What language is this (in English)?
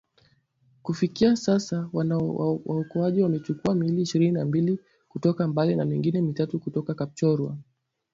Swahili